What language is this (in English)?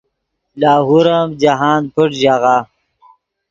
Yidgha